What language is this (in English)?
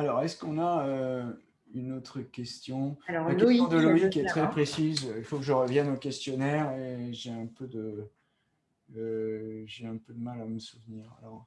French